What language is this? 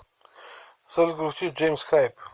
Russian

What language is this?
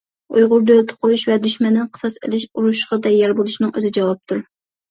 Uyghur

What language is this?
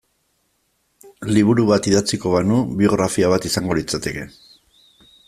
Basque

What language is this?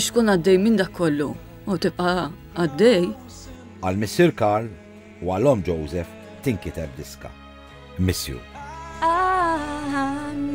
Arabic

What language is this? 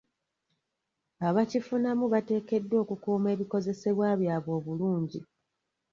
Ganda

